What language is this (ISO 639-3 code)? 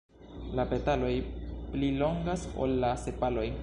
epo